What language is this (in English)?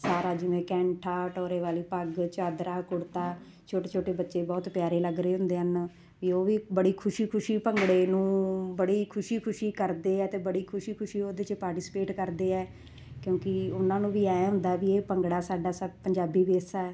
Punjabi